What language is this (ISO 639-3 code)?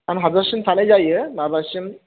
brx